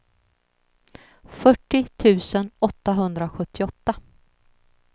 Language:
Swedish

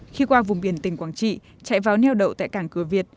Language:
Vietnamese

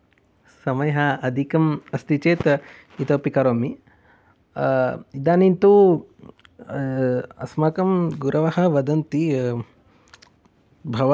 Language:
Sanskrit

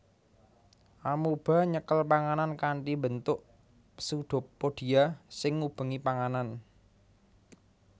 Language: Javanese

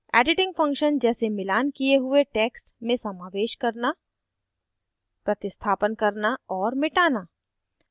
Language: Hindi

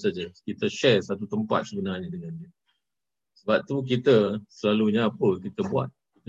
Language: Malay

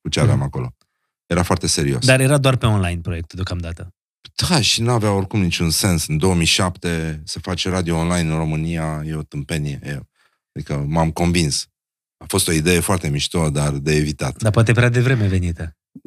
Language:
Romanian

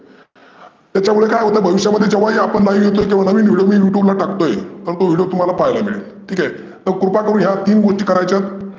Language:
Marathi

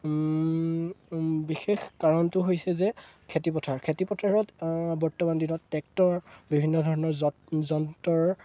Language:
Assamese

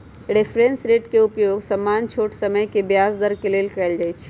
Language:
Magahi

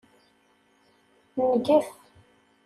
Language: Kabyle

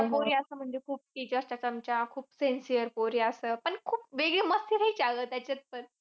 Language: Marathi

